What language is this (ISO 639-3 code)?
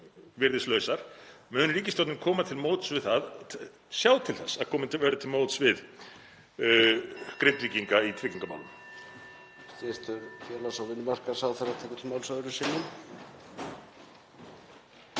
isl